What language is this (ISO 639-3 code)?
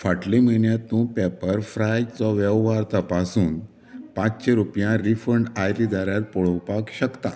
kok